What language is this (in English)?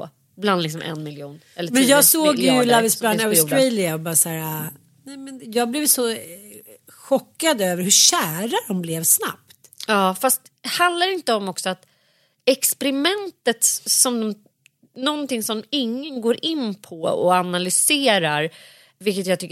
Swedish